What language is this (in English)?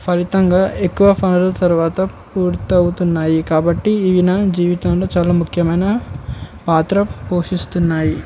Telugu